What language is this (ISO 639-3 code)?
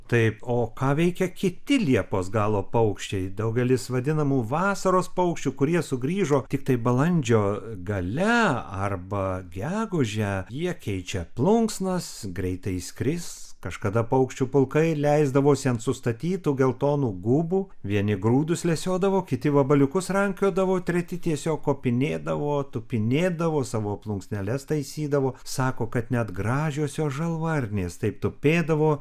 lit